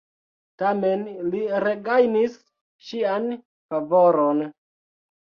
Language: Esperanto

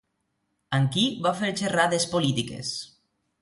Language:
Catalan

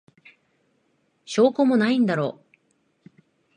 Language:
Japanese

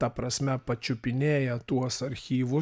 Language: Lithuanian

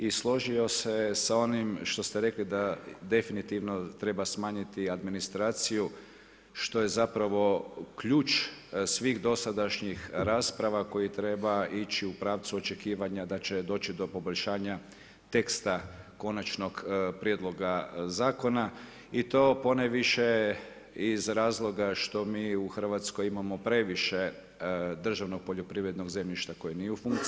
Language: Croatian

